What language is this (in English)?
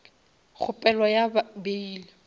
Northern Sotho